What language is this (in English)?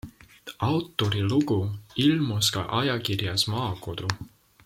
Estonian